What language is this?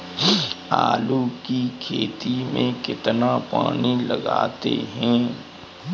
Hindi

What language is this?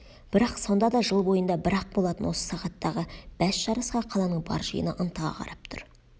Kazakh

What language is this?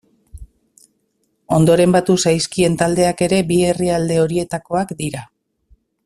Basque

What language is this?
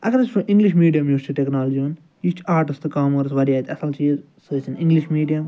Kashmiri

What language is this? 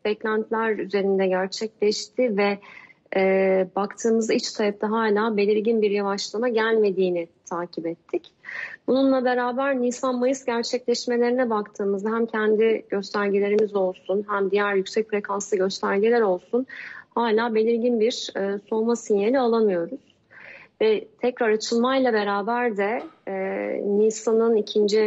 Turkish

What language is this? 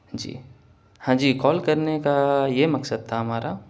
Urdu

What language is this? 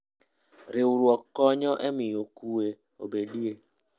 Luo (Kenya and Tanzania)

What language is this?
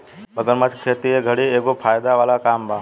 Bhojpuri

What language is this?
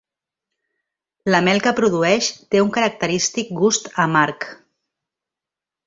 Catalan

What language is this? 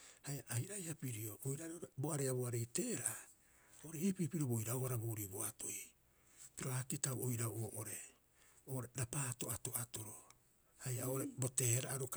Rapoisi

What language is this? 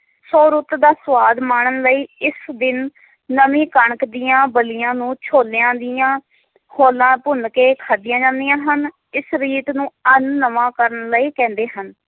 Punjabi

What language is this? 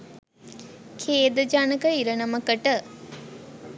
Sinhala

